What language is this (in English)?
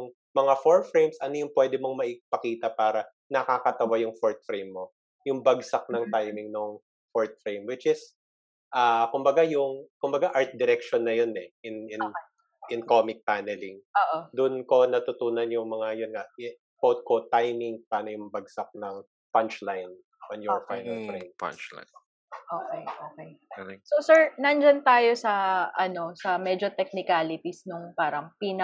Filipino